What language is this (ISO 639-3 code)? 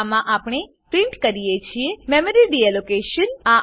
guj